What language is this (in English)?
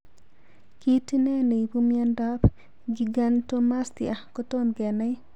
Kalenjin